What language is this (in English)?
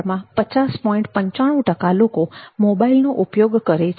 Gujarati